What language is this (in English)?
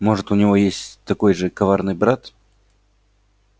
Russian